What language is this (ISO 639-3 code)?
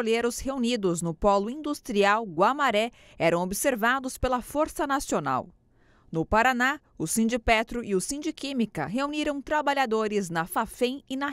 por